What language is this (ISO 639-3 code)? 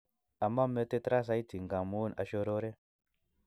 kln